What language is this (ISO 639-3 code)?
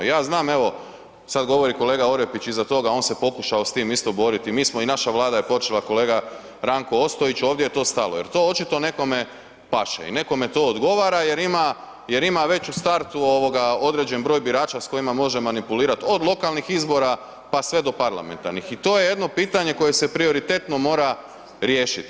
hrv